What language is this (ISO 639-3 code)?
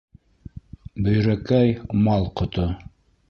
bak